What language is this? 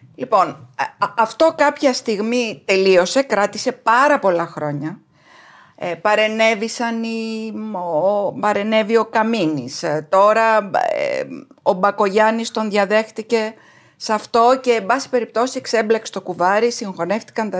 Greek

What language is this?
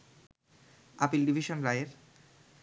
Bangla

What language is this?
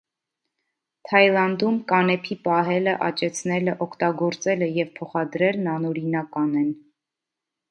Armenian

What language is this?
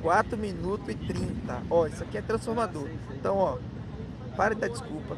Portuguese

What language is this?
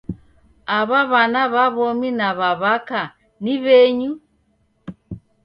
Taita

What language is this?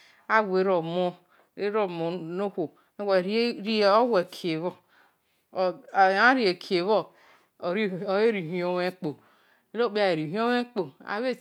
Esan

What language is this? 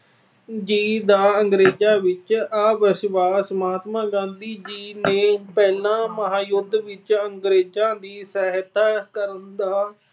Punjabi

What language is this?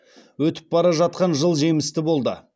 Kazakh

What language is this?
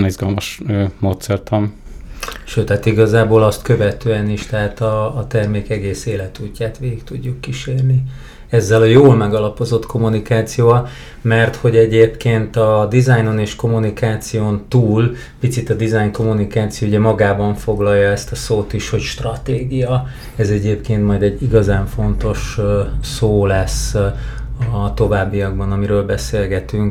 Hungarian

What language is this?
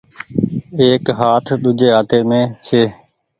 Goaria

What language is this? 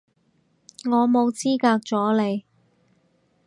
Cantonese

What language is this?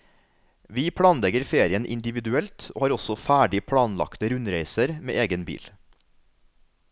Norwegian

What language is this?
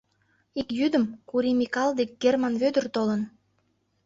Mari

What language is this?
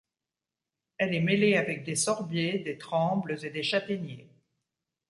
French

